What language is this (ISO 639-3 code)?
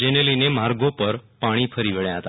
guj